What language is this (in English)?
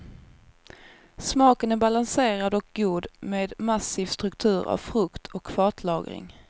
Swedish